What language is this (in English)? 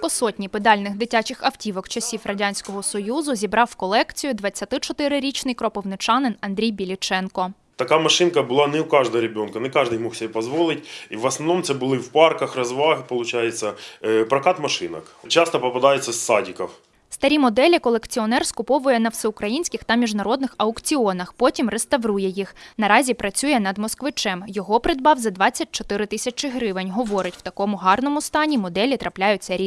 Ukrainian